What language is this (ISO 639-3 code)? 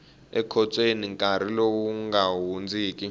tso